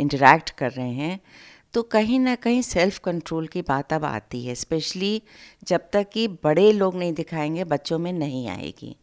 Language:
Hindi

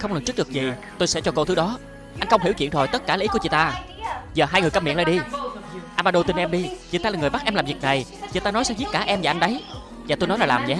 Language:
Vietnamese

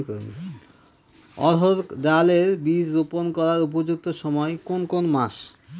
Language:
Bangla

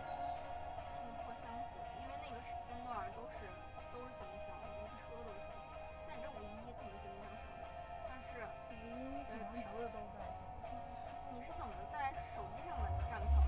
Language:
Chinese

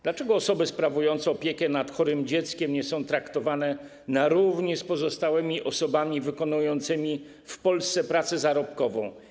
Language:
Polish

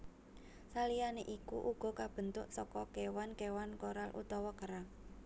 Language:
Javanese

